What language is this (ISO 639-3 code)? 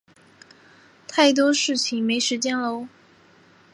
zho